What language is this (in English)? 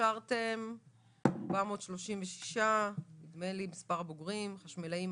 Hebrew